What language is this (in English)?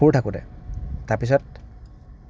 Assamese